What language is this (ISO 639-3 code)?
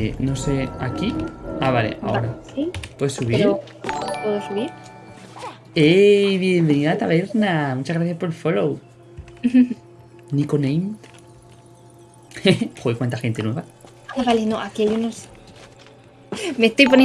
spa